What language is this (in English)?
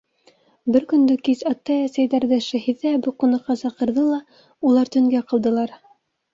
Bashkir